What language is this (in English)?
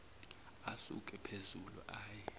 Zulu